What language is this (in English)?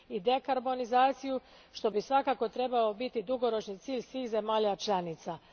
Croatian